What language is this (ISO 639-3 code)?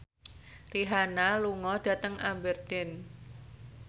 jav